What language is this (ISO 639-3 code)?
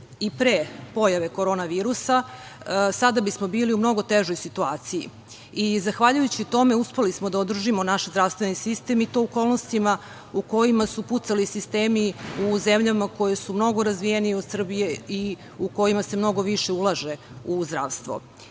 srp